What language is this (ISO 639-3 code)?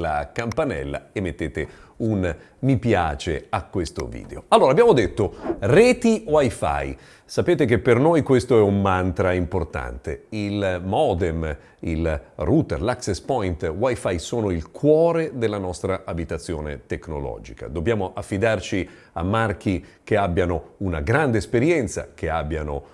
ita